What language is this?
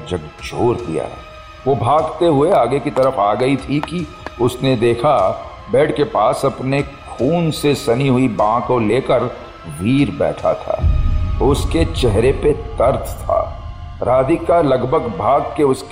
Hindi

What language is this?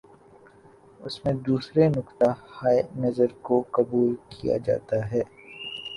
Urdu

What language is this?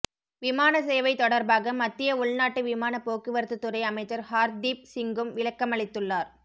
Tamil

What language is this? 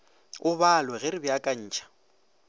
Northern Sotho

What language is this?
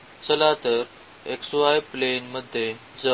Marathi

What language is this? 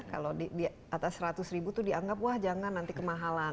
Indonesian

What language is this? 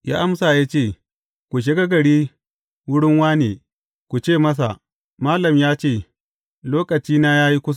Hausa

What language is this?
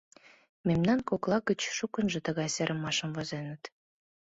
Mari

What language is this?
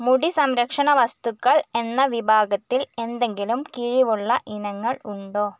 Malayalam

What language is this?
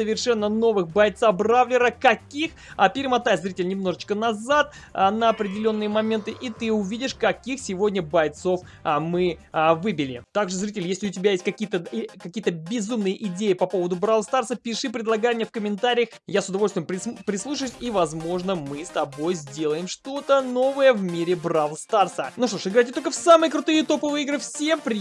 Russian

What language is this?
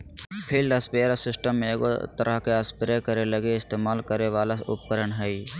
Magahi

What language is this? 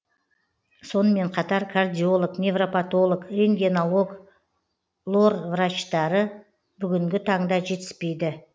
Kazakh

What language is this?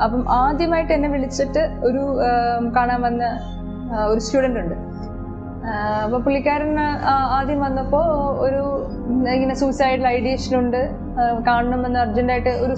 Malayalam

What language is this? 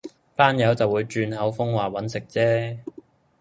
Cantonese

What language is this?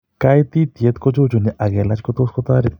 Kalenjin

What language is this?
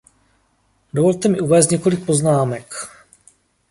Czech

